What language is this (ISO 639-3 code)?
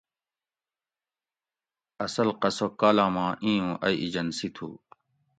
gwc